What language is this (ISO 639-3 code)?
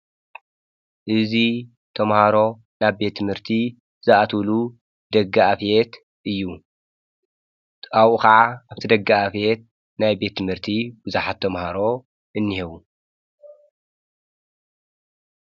tir